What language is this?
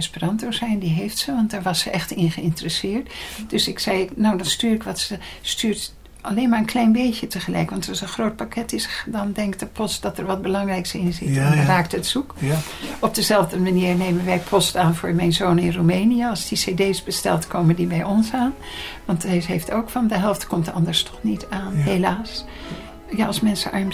Dutch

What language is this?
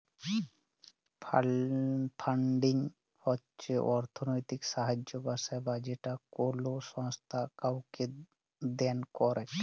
Bangla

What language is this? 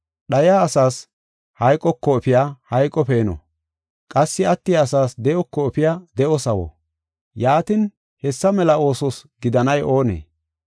Gofa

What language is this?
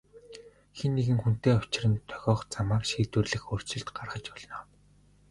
Mongolian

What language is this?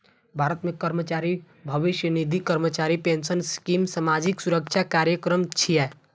Maithili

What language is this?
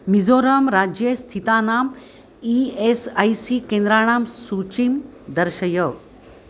Sanskrit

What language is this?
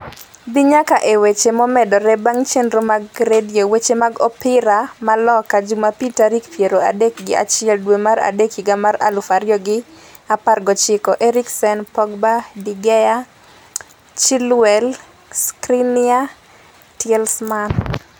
Luo (Kenya and Tanzania)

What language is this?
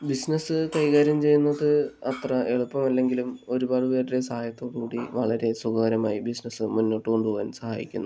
Malayalam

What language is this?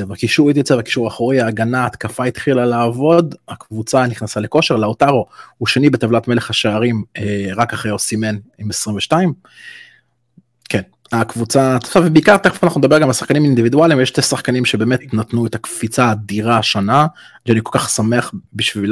Hebrew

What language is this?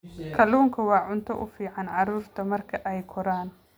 Somali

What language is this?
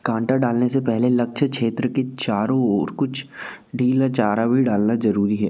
Hindi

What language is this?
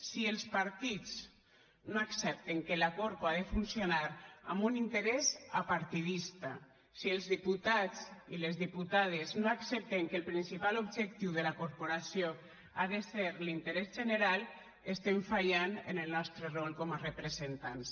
Catalan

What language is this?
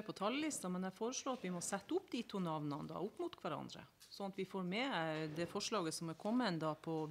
Norwegian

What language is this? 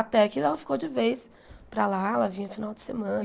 Portuguese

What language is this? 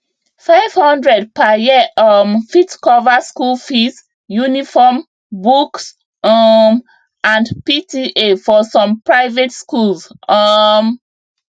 Nigerian Pidgin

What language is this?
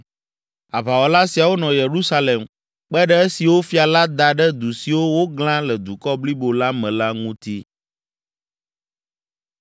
Ewe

